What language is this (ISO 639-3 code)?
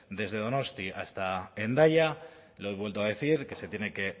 spa